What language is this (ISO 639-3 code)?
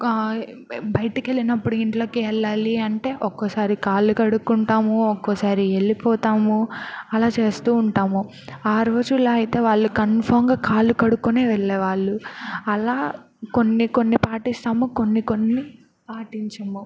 tel